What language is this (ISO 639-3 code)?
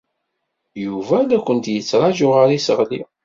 kab